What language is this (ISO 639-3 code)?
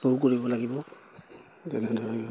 asm